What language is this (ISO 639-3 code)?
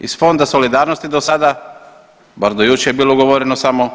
hrv